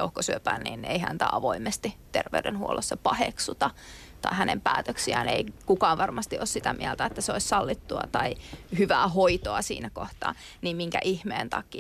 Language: Finnish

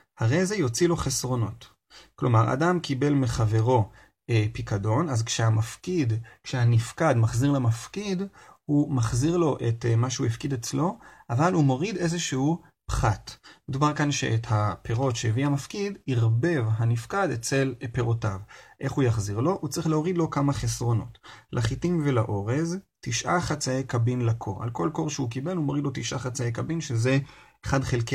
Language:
Hebrew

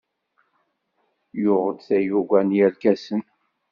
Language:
Kabyle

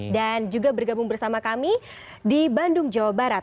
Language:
Indonesian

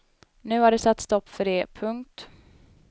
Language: Swedish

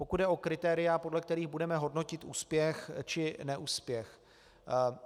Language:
Czech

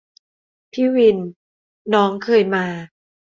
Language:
Thai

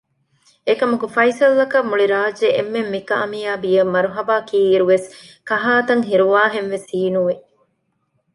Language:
Divehi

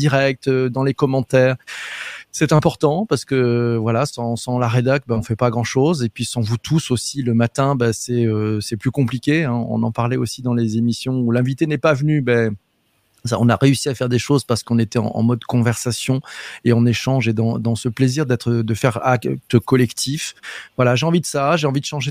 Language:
French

